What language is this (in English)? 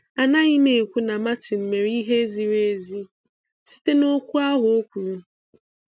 Igbo